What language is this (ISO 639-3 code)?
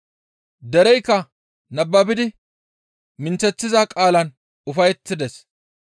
gmv